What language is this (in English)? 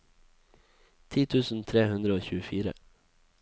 Norwegian